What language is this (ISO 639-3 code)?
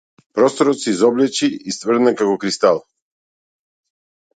mkd